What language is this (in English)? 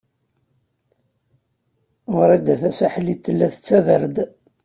Kabyle